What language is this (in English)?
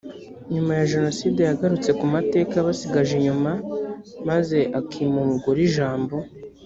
Kinyarwanda